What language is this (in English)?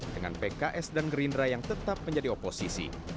Indonesian